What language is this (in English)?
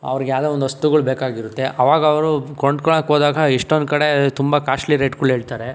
Kannada